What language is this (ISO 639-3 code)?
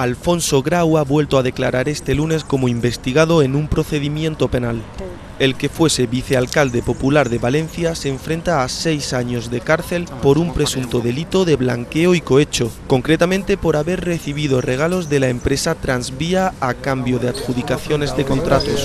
spa